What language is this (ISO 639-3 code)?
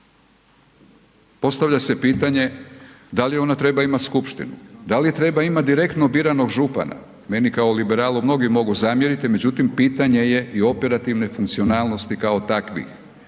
hrv